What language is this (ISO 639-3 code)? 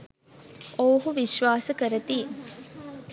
sin